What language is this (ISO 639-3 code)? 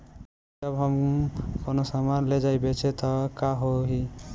bho